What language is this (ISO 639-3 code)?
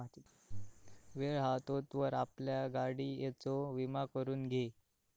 mar